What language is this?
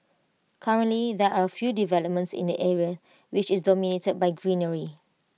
English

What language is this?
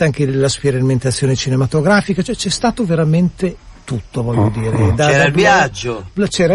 Italian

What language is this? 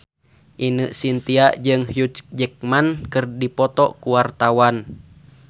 Sundanese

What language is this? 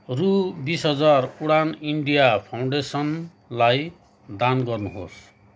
Nepali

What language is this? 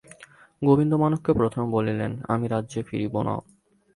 Bangla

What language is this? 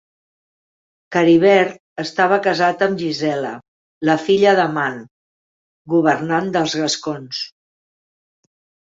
Catalan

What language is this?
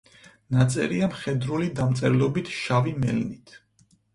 Georgian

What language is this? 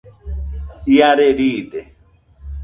Nüpode Huitoto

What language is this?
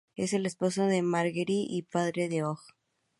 Spanish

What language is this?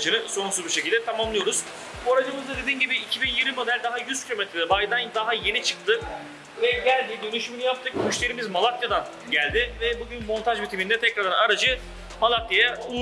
Turkish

